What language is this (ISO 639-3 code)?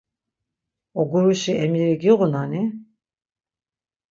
lzz